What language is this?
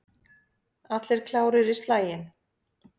Icelandic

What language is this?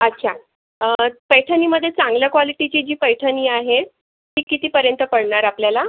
Marathi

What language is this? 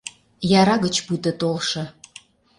Mari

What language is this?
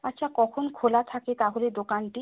Bangla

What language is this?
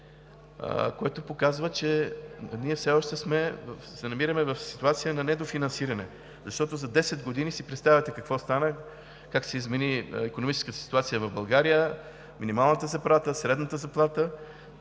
Bulgarian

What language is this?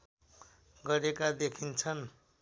Nepali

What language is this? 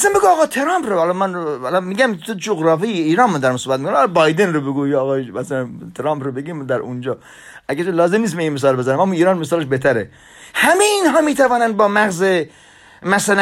Persian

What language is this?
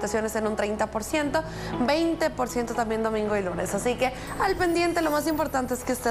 Spanish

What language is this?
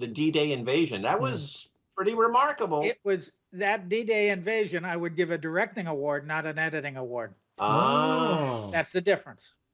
English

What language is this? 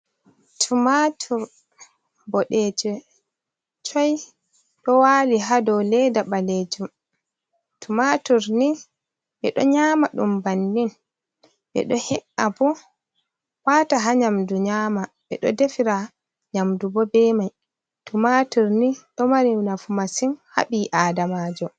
Fula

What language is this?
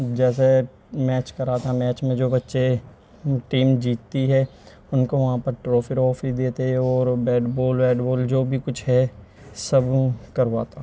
Urdu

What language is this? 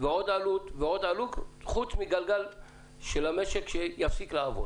Hebrew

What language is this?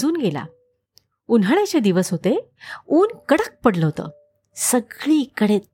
Marathi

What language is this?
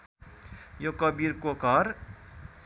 Nepali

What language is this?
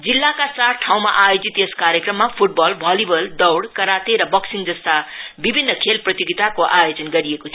Nepali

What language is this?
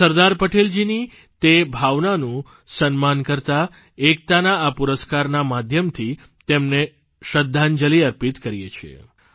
Gujarati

